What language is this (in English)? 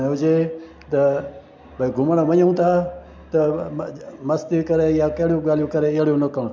Sindhi